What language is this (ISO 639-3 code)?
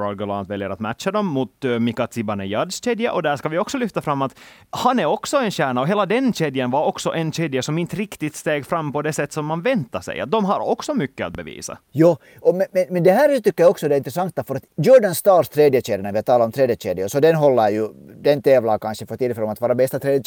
swe